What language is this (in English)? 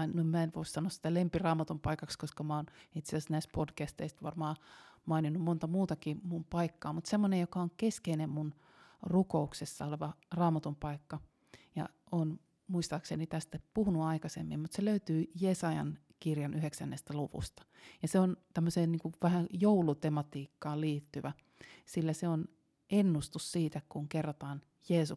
Finnish